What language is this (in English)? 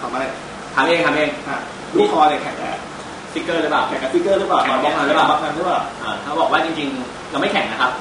Thai